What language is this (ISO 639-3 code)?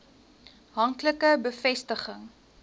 afr